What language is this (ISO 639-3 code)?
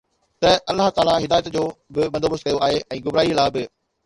snd